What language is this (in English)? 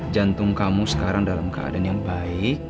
Indonesian